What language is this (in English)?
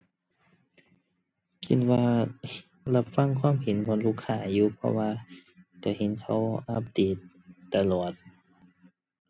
Thai